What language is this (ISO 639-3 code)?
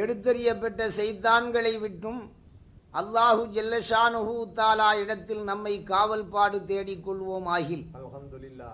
tam